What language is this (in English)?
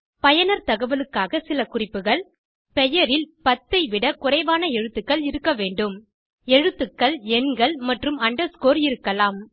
Tamil